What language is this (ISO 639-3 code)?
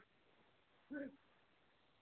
sat